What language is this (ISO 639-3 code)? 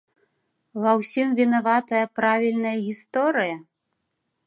bel